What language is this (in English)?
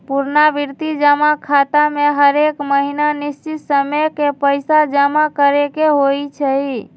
Magahi